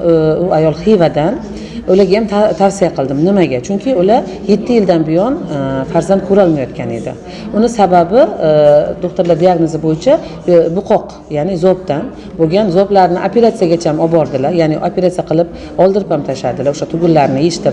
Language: Uzbek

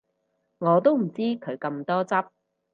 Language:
Cantonese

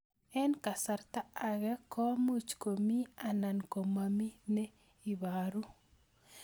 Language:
Kalenjin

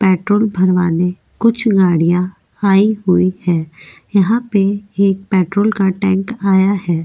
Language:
Hindi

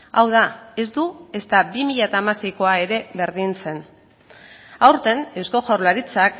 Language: Basque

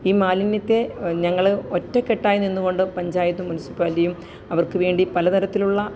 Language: Malayalam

